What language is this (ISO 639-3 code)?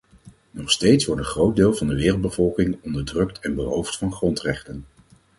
nld